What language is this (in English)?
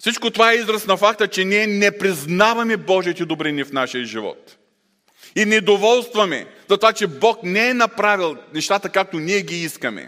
Bulgarian